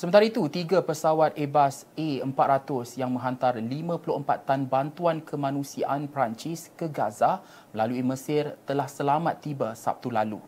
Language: Malay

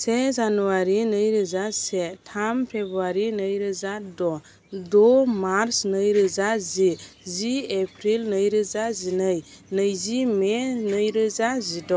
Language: Bodo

